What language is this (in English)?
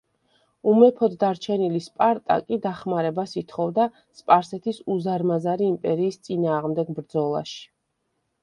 Georgian